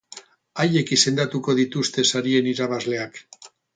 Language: Basque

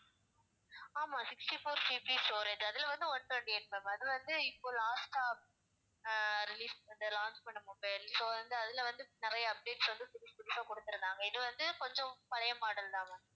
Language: Tamil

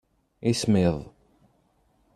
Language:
Kabyle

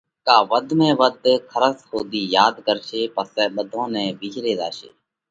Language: Parkari Koli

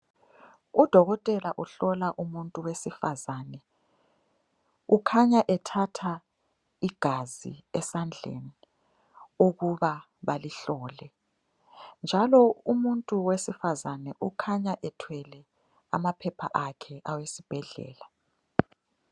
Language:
North Ndebele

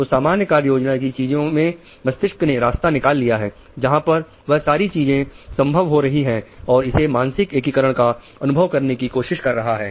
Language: Hindi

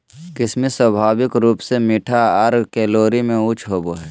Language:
Magahi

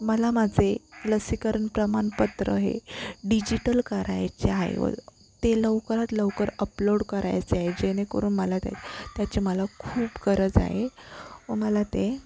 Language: Marathi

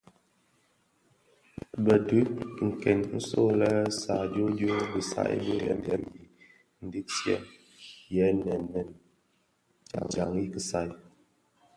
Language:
Bafia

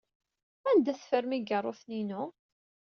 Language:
Kabyle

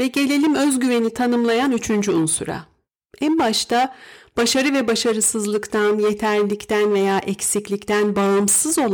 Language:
Turkish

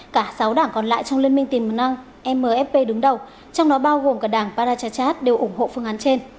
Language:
Vietnamese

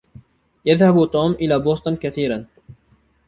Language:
Arabic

